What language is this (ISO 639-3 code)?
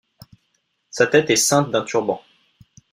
fra